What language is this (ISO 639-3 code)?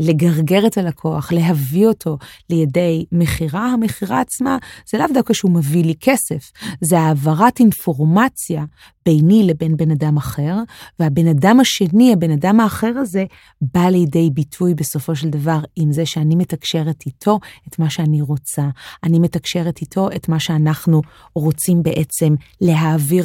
heb